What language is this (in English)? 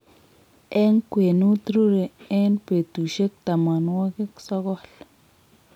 Kalenjin